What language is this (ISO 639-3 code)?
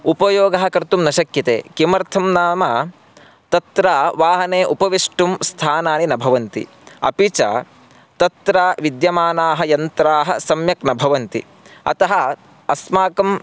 san